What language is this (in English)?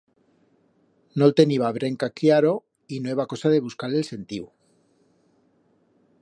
Aragonese